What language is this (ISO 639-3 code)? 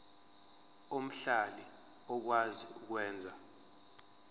zul